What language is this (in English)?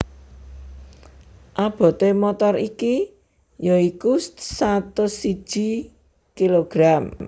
Javanese